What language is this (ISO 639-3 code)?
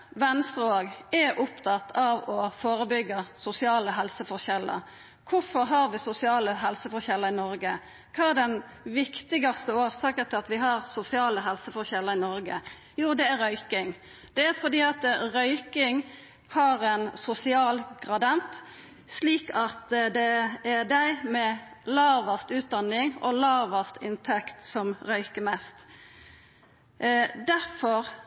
nno